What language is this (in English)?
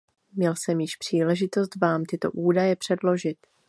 Czech